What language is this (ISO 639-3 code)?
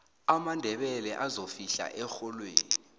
nbl